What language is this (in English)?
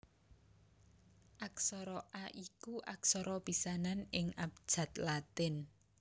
Javanese